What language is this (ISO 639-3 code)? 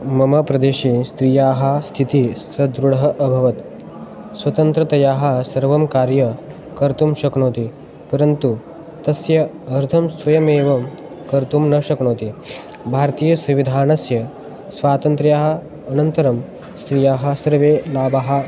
san